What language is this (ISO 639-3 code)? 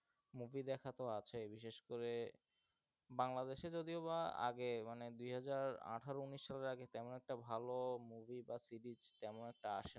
ben